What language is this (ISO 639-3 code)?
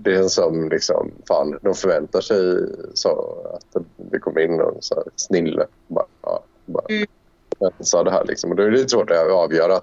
swe